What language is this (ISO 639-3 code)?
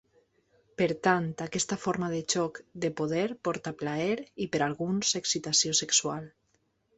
cat